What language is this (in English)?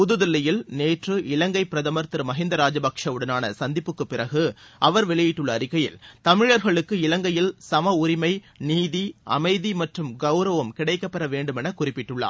Tamil